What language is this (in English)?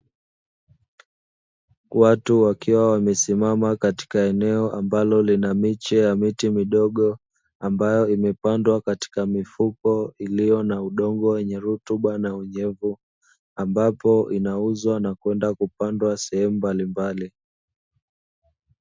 Swahili